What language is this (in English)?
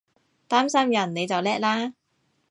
Cantonese